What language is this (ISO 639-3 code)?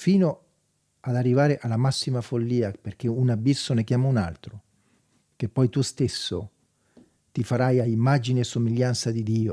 ita